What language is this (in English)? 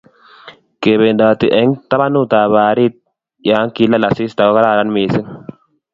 Kalenjin